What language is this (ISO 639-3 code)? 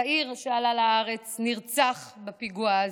heb